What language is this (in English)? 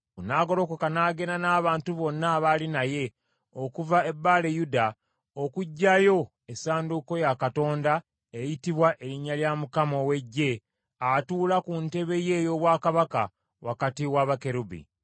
Ganda